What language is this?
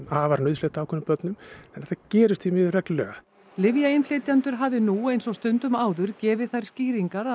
Icelandic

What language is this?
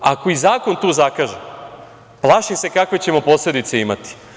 Serbian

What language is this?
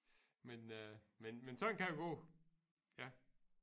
Danish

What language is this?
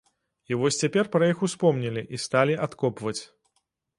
Belarusian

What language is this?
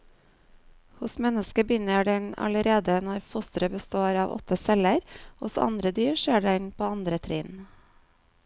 Norwegian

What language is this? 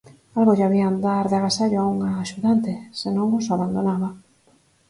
Galician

